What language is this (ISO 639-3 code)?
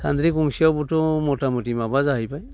brx